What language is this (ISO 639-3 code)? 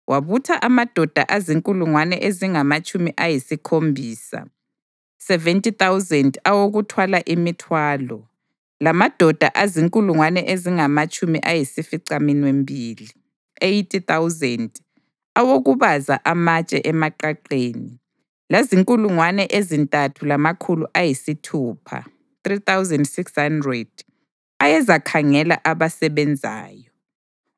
nde